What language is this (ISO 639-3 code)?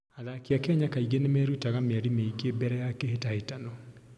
kik